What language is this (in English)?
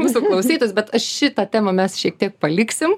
Lithuanian